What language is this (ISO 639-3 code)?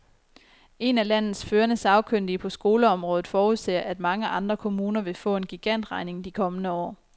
dan